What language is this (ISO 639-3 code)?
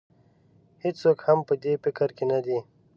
pus